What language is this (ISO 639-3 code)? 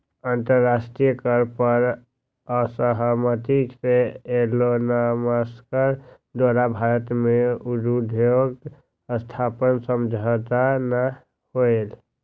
mag